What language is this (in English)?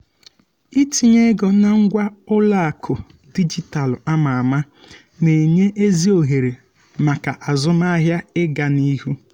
Igbo